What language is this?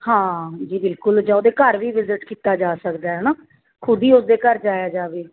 Punjabi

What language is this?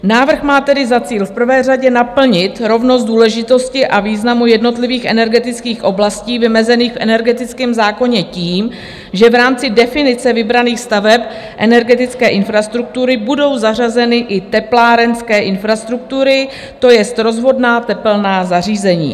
Czech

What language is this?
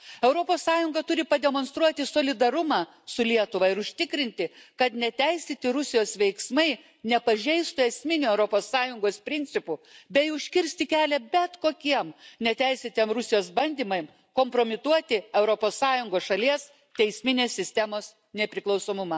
Lithuanian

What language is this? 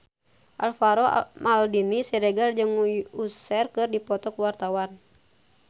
Sundanese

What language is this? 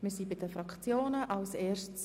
Swiss German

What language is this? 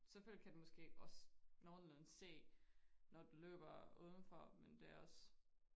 Danish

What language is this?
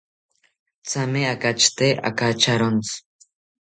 South Ucayali Ashéninka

